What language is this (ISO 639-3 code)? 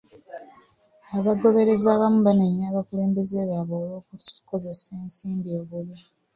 lug